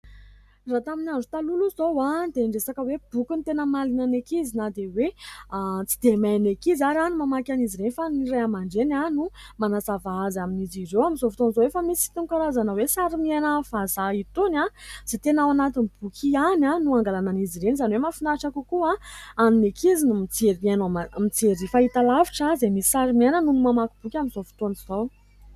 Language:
Malagasy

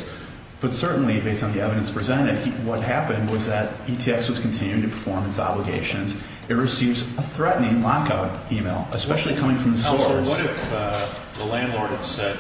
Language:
English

